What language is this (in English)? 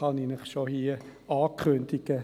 Swiss German